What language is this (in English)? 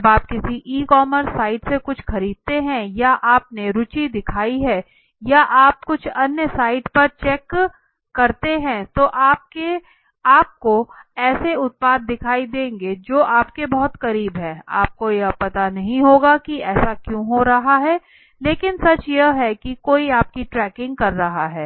Hindi